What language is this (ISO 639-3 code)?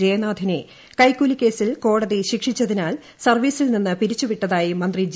mal